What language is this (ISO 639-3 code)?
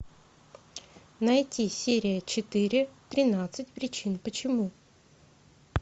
rus